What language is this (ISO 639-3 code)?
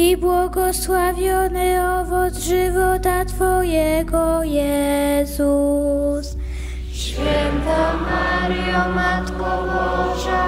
pol